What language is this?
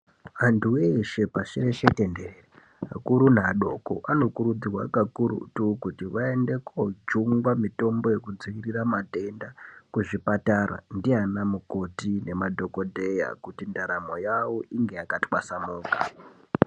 Ndau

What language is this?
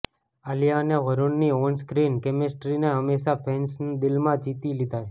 Gujarati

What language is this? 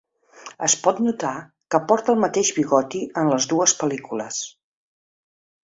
Catalan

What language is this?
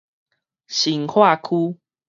Min Nan Chinese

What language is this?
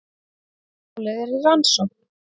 Icelandic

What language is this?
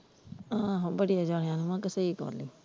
Punjabi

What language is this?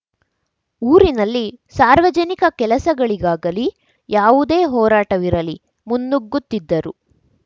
Kannada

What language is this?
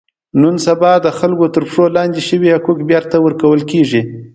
Pashto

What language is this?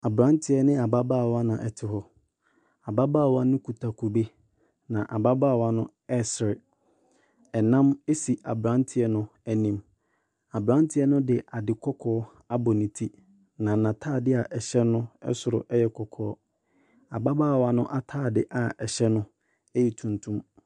Akan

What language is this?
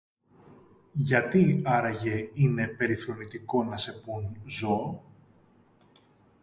Greek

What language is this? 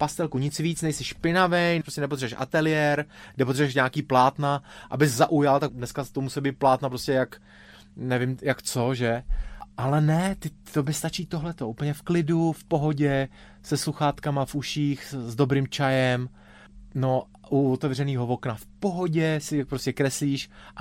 Czech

